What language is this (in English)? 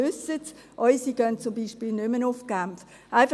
Swiss German